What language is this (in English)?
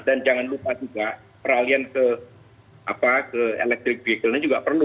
Indonesian